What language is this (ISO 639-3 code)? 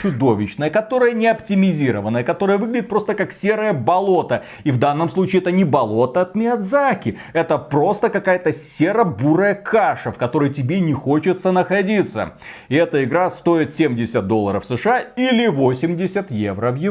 rus